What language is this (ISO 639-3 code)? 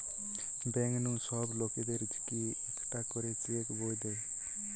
ben